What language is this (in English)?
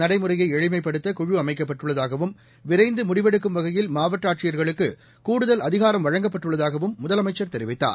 Tamil